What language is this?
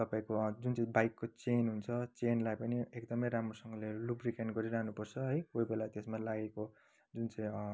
Nepali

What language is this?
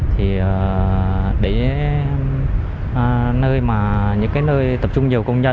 Vietnamese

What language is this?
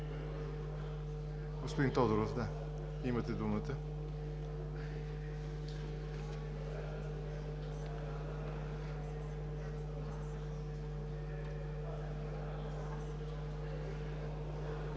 Bulgarian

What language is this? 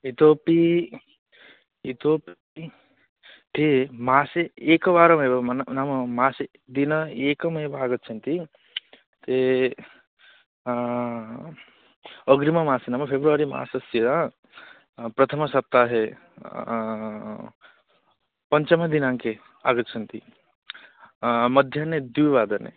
Sanskrit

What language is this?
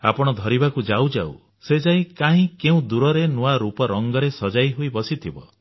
Odia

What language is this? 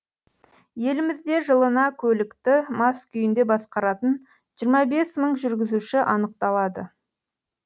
Kazakh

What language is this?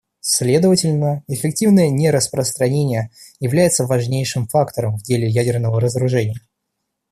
Russian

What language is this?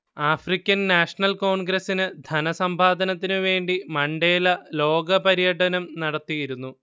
Malayalam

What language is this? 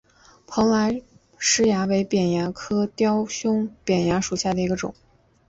Chinese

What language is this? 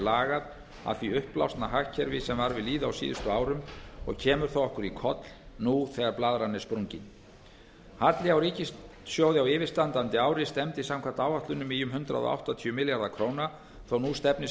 Icelandic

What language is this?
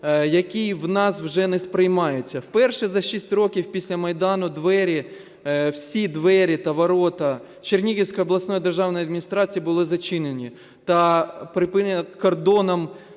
Ukrainian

